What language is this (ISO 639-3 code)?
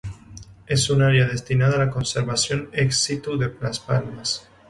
spa